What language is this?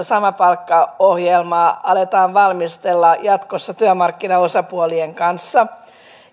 Finnish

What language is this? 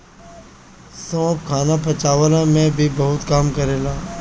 Bhojpuri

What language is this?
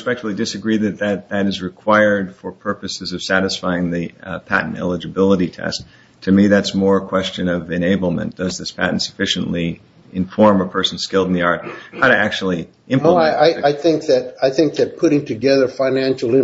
English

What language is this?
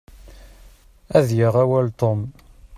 Kabyle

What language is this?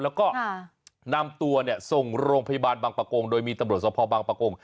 Thai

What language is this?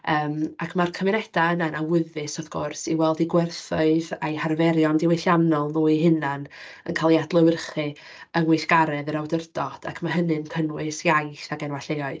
Welsh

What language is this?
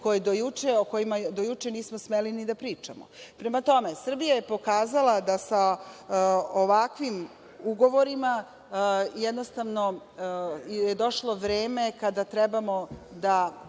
Serbian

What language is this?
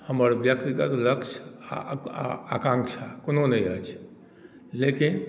Maithili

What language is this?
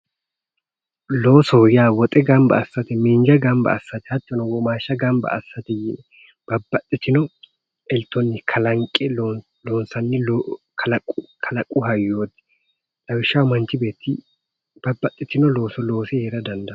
Sidamo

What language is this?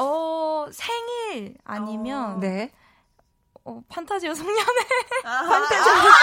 Korean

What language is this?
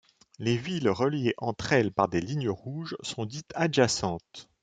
French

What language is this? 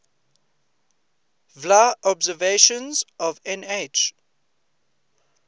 English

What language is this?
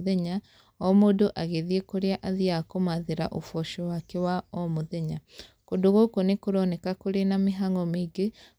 Kikuyu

